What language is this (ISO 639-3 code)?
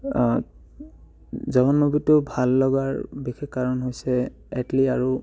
asm